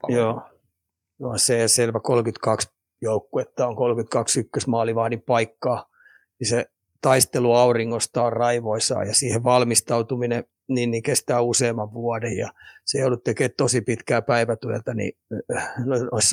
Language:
Finnish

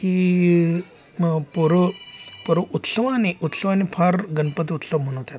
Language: Marathi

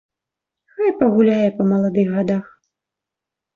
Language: Belarusian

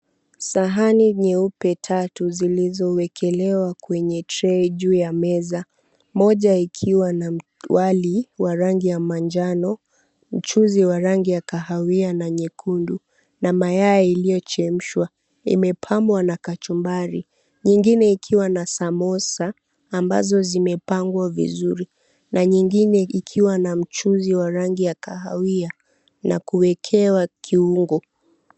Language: Swahili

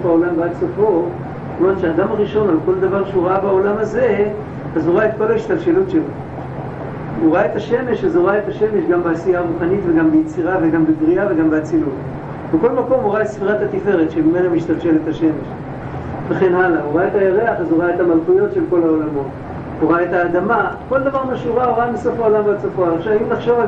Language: Hebrew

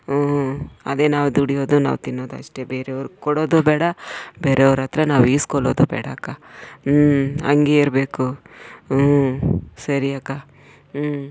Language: Kannada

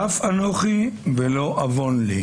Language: Hebrew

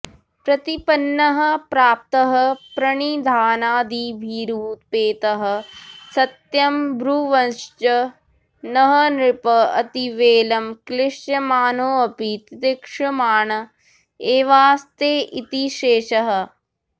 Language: Sanskrit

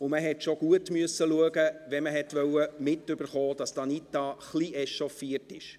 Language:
Swiss German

